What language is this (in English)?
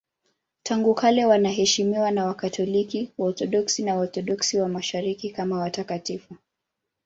Swahili